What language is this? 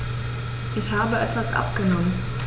German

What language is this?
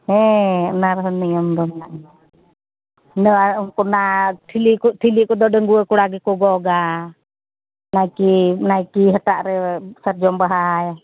Santali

